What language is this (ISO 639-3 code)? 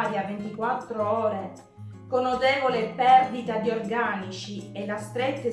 ita